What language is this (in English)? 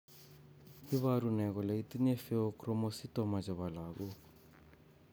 Kalenjin